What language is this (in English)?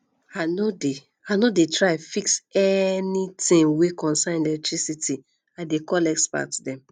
Nigerian Pidgin